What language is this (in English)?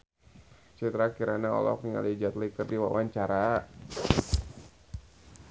Sundanese